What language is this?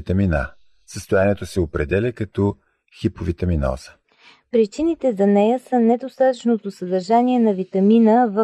Bulgarian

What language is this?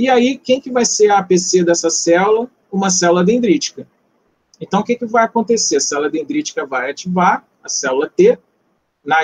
Portuguese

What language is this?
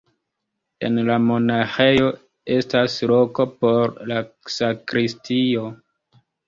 Esperanto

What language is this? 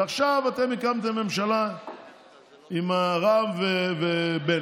Hebrew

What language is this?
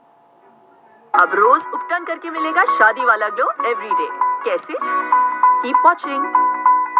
Punjabi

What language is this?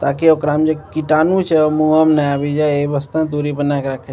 Maithili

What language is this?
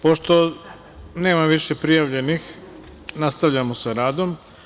Serbian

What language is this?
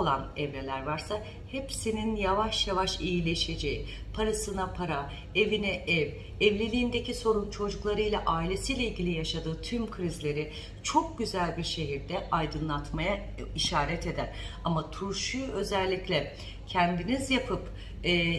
Turkish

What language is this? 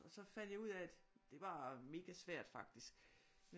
Danish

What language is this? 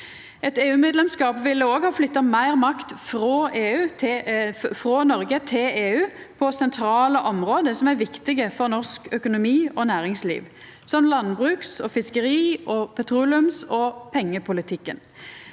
Norwegian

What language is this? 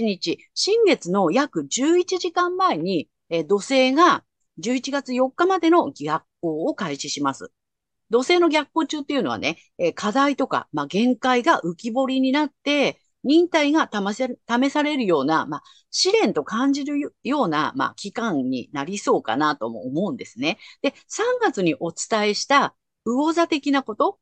Japanese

